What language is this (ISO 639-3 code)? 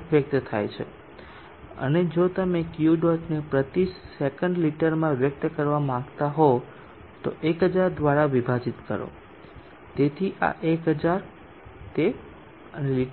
guj